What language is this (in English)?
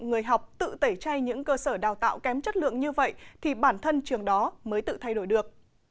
Vietnamese